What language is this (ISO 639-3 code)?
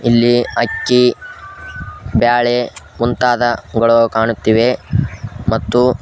kan